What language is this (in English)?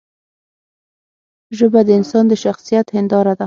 Pashto